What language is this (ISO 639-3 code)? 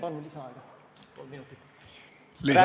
est